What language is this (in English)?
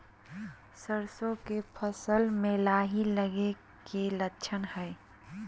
Magahi